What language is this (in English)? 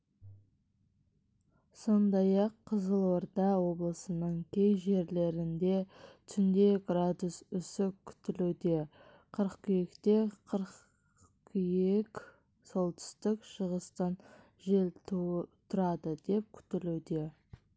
Kazakh